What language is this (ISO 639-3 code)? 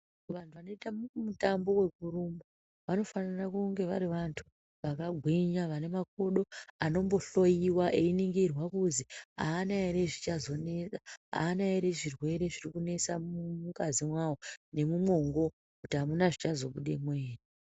ndc